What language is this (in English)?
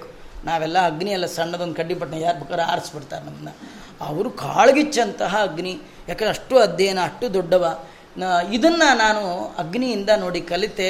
Kannada